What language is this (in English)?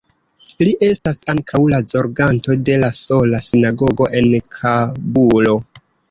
Esperanto